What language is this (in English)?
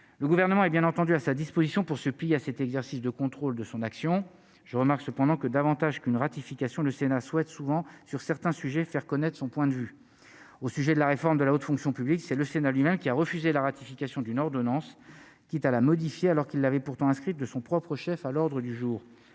French